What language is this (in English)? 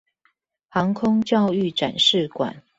Chinese